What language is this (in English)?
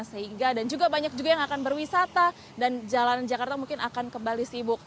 Indonesian